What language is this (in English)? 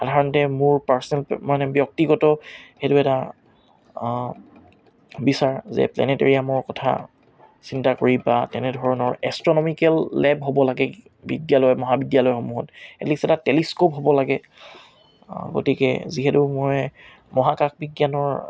Assamese